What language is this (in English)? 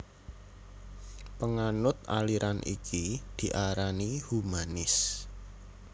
Javanese